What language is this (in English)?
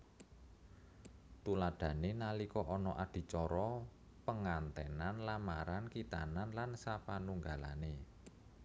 Javanese